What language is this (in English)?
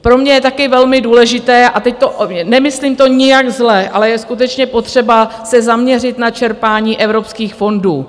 Czech